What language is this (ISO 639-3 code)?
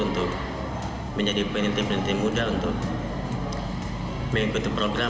ind